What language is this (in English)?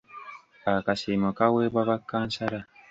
Ganda